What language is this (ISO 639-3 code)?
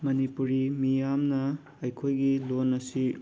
mni